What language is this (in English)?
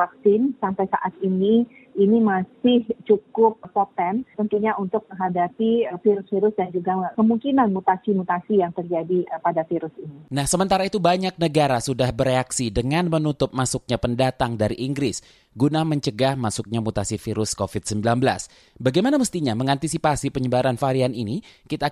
Indonesian